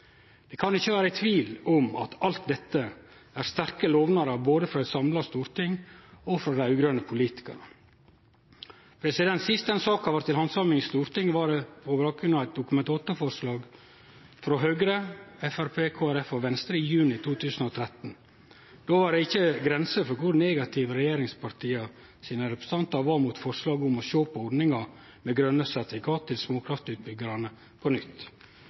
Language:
Norwegian Nynorsk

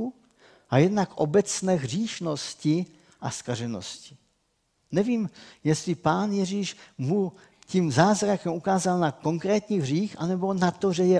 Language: Czech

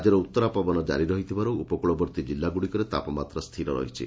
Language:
Odia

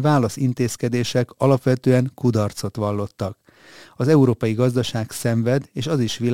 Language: Hungarian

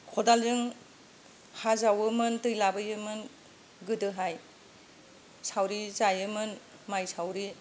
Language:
Bodo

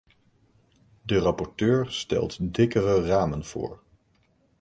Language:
Dutch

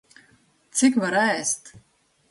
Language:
Latvian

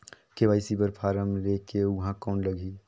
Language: Chhattisgarhi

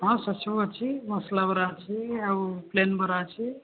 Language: Odia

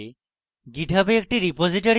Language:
Bangla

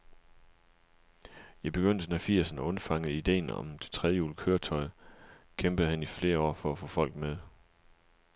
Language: Danish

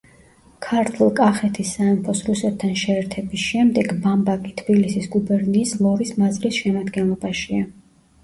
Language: Georgian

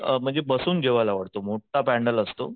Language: Marathi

